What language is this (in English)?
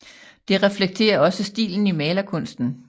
Danish